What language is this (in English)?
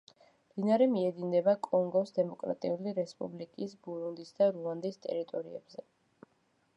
Georgian